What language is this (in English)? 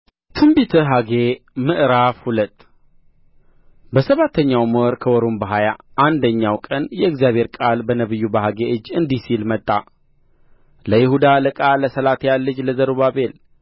Amharic